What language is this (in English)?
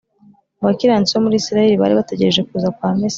Kinyarwanda